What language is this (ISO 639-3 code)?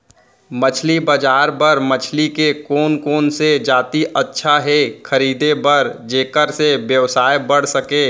hne